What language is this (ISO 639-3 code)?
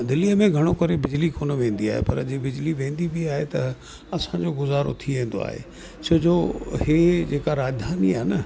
snd